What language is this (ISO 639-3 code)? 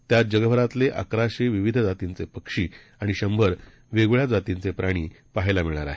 mar